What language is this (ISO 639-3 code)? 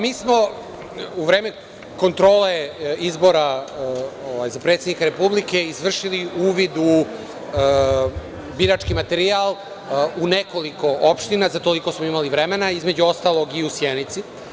srp